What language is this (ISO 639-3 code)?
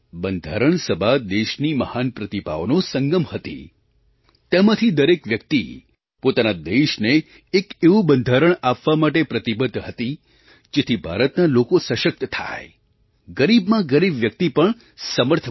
guj